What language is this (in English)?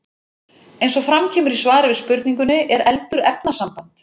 Icelandic